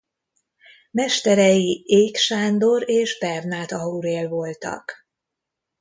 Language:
Hungarian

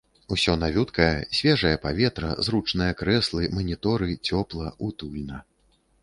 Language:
Belarusian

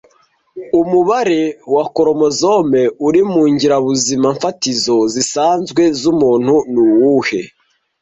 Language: Kinyarwanda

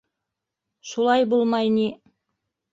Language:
Bashkir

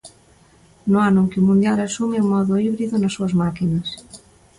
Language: Galician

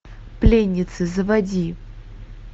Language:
Russian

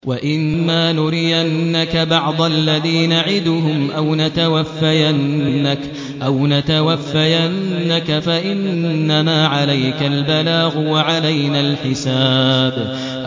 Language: Arabic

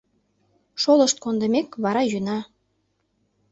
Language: Mari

